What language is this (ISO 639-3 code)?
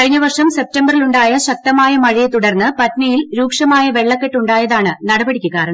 mal